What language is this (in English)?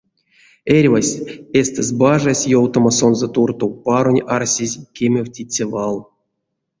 Erzya